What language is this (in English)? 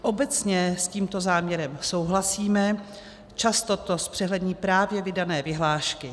Czech